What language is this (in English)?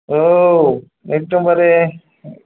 Bodo